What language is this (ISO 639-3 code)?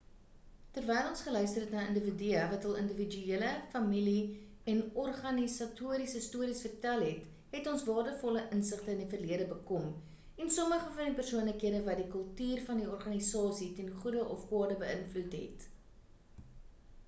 afr